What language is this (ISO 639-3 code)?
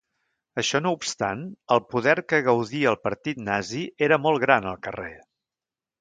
cat